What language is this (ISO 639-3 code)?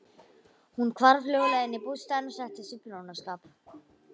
isl